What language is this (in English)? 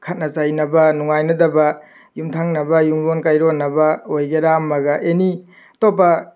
Manipuri